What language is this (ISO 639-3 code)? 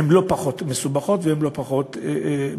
heb